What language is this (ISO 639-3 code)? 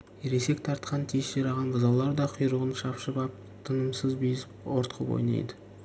kaz